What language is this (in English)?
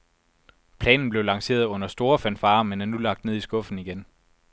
Danish